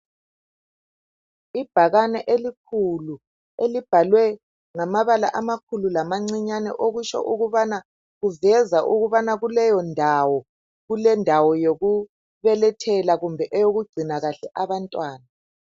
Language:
North Ndebele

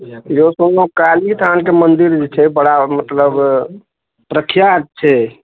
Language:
Maithili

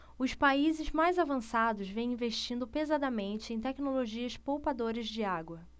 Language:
Portuguese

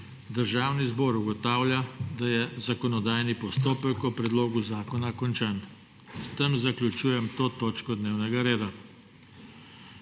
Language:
Slovenian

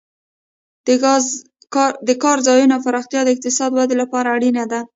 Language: Pashto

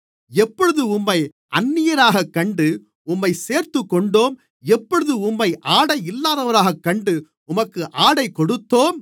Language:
Tamil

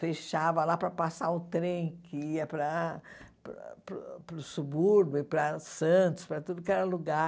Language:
Portuguese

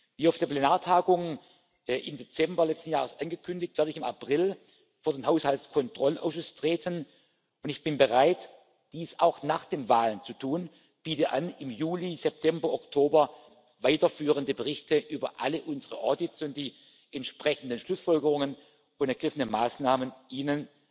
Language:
German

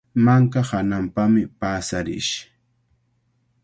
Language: Cajatambo North Lima Quechua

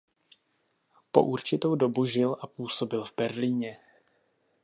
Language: Czech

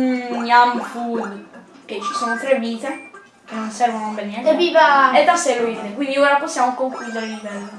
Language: Italian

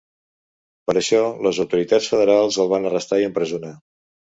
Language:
Catalan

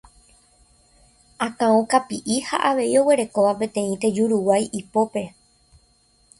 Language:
Guarani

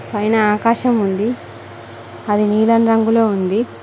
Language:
Telugu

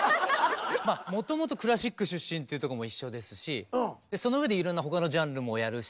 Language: Japanese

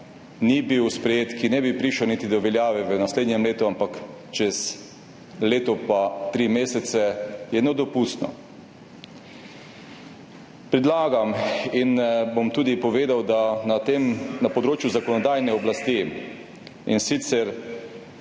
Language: Slovenian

